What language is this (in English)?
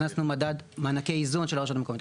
Hebrew